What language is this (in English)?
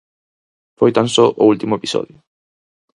Galician